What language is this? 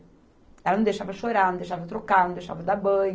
Portuguese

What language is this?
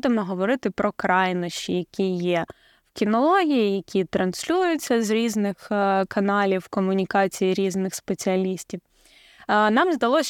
Ukrainian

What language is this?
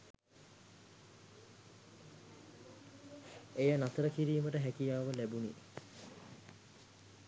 Sinhala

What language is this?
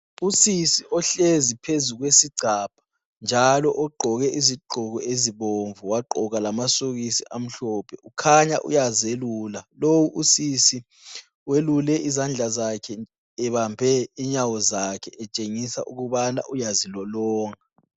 North Ndebele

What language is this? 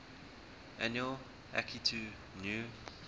English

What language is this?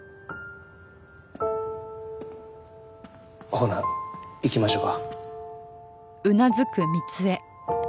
Japanese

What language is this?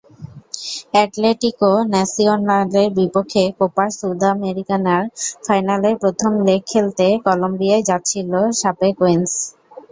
Bangla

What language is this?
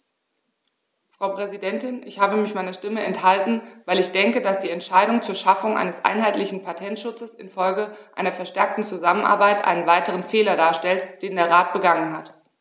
German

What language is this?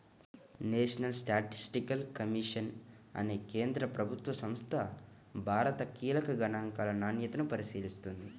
Telugu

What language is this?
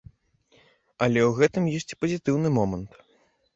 Belarusian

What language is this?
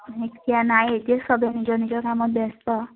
Assamese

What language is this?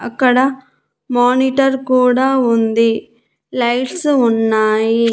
Telugu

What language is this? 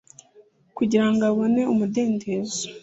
Kinyarwanda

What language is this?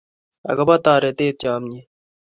Kalenjin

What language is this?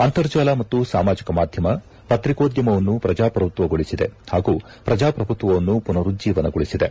Kannada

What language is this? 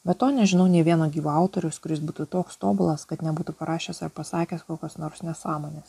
Lithuanian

